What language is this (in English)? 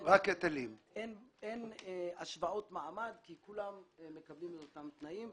Hebrew